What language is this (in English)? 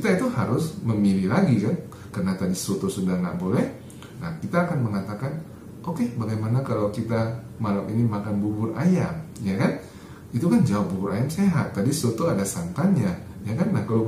Indonesian